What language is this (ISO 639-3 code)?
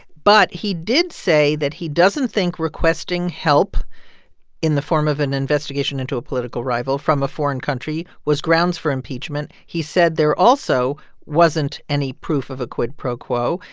eng